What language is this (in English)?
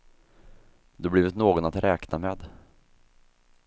Swedish